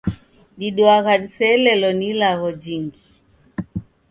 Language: Taita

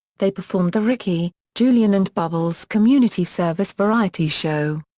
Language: English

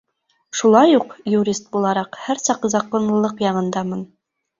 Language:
Bashkir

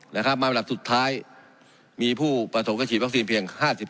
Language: Thai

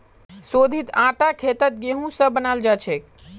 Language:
Magahi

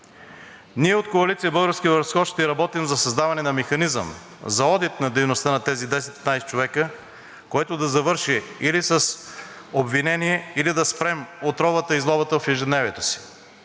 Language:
Bulgarian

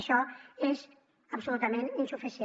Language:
Catalan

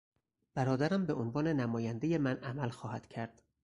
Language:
Persian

